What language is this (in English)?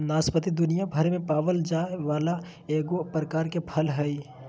Magahi